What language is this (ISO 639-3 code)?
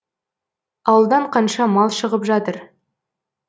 kaz